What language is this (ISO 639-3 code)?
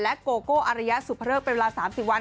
tha